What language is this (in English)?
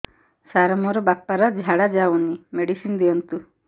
Odia